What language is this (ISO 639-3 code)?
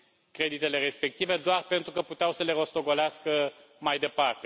ron